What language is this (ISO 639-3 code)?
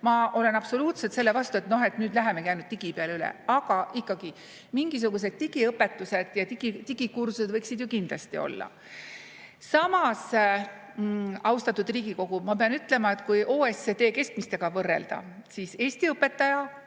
est